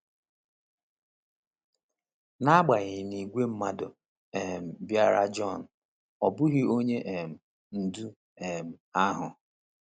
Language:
Igbo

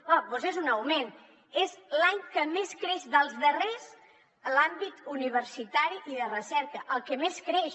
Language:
Catalan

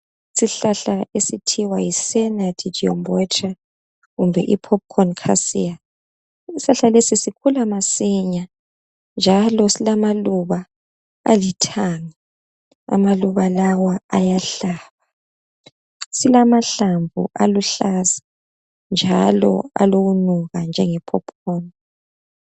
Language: North Ndebele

